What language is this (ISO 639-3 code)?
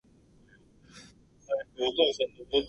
jpn